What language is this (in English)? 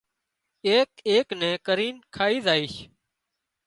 Wadiyara Koli